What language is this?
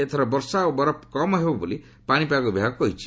Odia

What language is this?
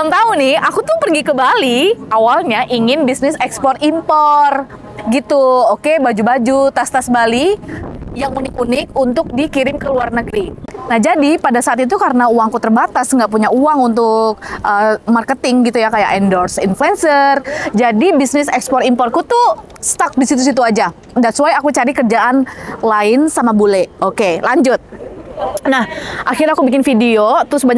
Indonesian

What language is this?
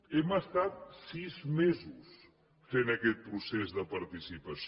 Catalan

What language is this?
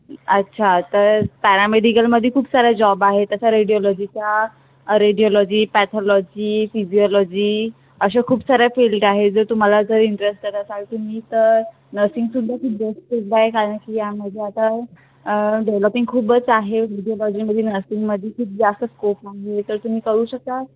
Marathi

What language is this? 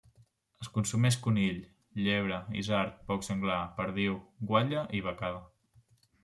Catalan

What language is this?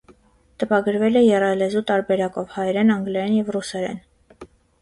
Armenian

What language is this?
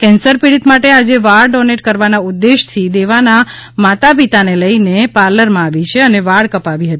Gujarati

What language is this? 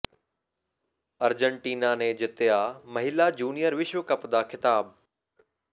Punjabi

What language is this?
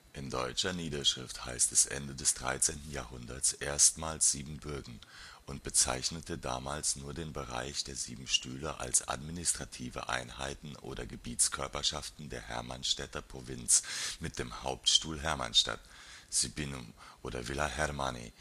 German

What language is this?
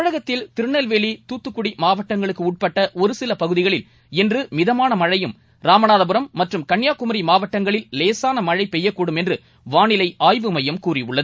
Tamil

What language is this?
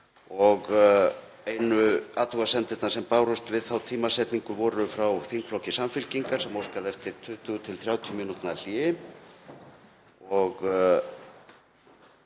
Icelandic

